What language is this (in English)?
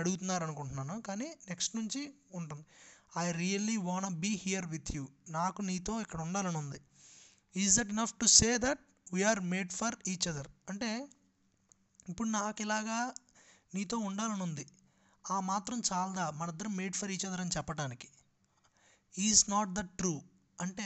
Telugu